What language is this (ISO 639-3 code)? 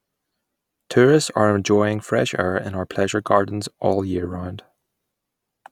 eng